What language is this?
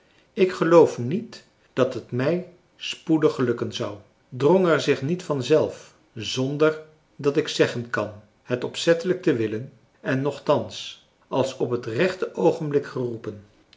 Dutch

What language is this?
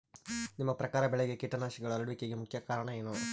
Kannada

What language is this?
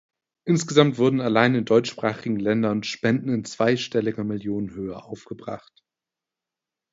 German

